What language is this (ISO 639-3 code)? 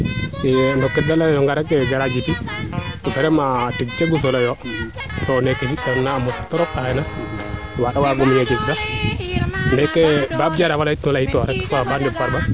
srr